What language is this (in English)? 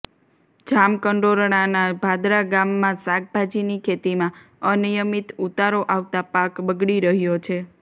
Gujarati